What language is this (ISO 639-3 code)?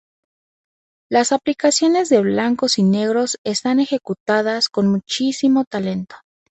spa